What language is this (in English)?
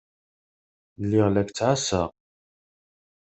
Kabyle